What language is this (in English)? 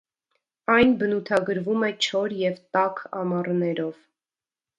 Armenian